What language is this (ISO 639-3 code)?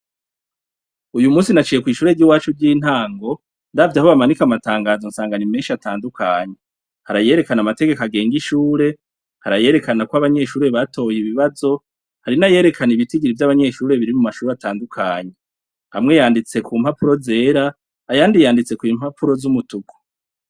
run